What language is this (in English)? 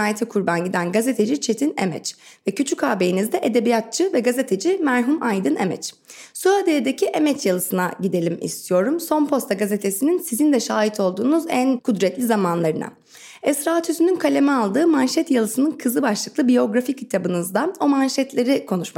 Turkish